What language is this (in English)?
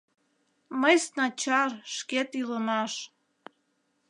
Mari